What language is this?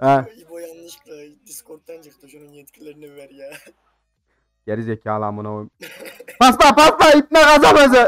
Turkish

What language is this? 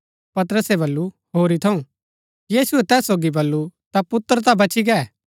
Gaddi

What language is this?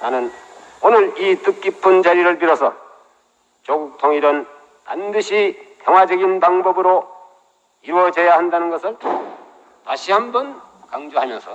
Korean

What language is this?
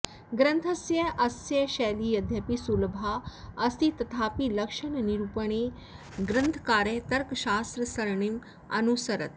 Sanskrit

